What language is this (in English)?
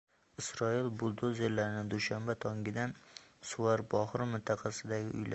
Uzbek